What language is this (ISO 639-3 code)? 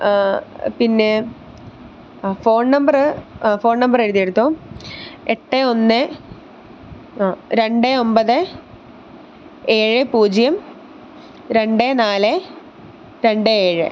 mal